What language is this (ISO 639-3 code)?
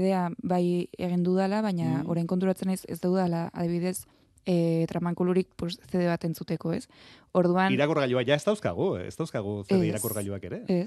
spa